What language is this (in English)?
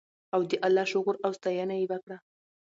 Pashto